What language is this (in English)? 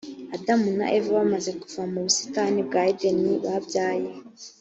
Kinyarwanda